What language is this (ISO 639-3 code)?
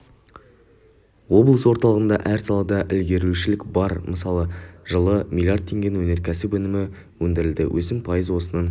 kaz